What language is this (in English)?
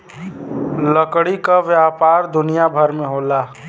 Bhojpuri